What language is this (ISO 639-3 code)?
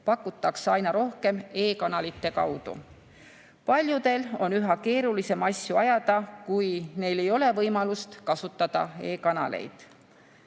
est